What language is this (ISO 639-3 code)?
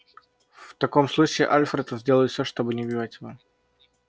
rus